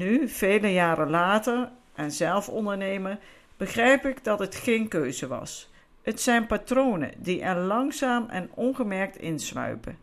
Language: Dutch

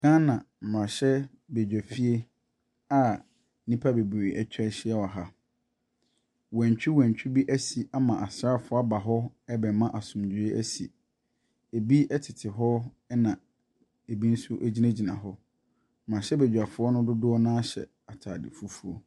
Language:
Akan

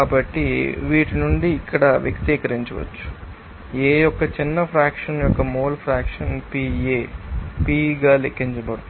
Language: Telugu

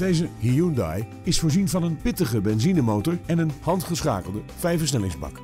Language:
Dutch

